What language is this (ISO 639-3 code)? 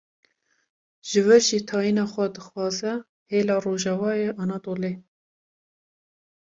kur